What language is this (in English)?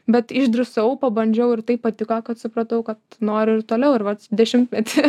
Lithuanian